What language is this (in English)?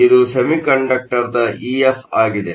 Kannada